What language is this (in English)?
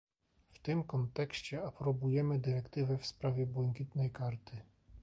Polish